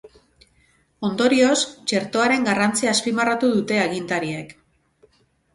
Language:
Basque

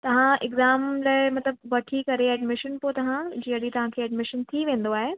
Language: Sindhi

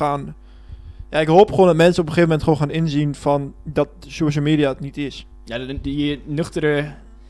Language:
Dutch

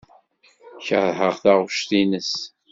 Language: Kabyle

